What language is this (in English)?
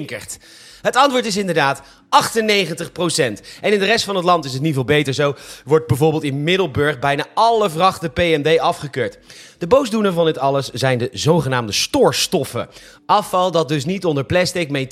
Dutch